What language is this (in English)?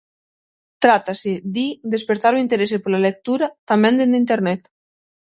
Galician